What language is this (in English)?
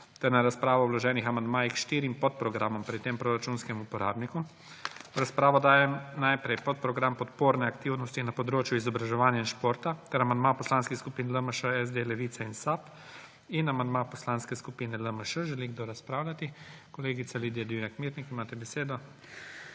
Slovenian